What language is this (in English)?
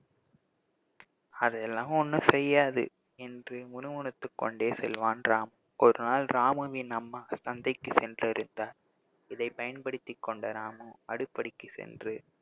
Tamil